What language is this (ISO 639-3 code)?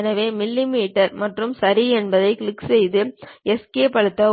tam